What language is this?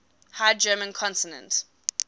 English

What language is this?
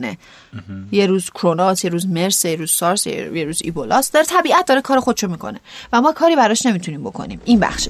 Persian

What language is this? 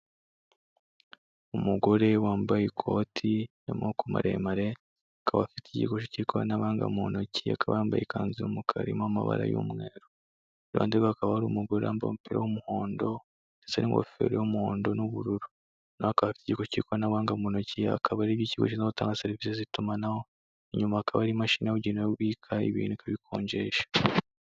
Kinyarwanda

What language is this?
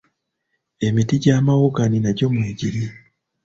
Ganda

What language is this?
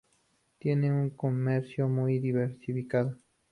Spanish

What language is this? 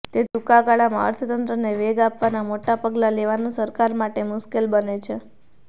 Gujarati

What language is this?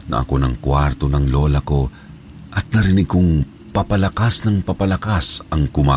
Filipino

